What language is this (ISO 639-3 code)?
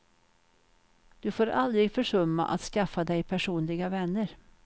swe